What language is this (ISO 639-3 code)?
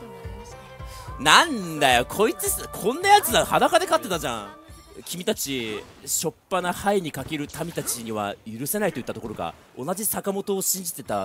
jpn